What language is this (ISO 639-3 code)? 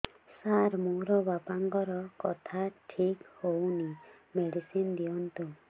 ori